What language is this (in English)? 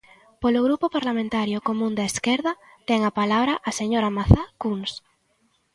Galician